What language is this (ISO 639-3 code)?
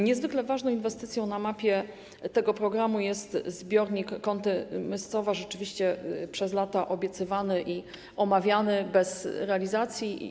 pol